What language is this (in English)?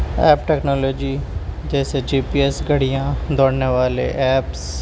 Urdu